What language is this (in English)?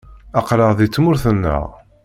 Kabyle